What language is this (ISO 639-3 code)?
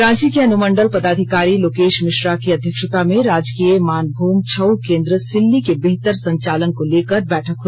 hin